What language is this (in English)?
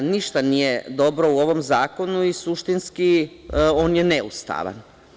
Serbian